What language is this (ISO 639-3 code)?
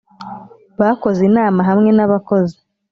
kin